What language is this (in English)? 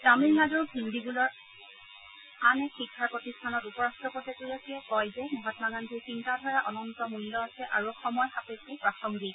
Assamese